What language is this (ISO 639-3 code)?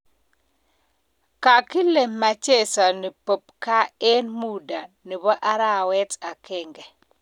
kln